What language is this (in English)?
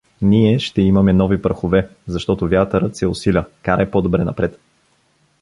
Bulgarian